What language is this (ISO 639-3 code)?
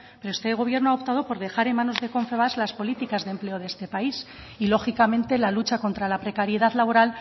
spa